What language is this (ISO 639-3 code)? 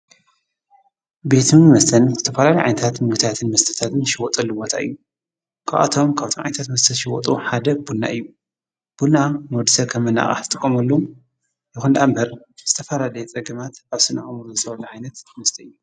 tir